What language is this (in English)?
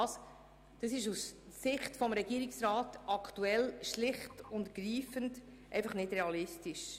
Swiss German